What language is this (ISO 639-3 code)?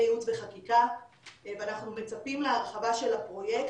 heb